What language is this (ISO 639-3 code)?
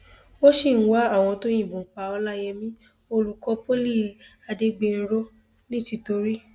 yor